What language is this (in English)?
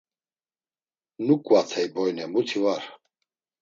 Laz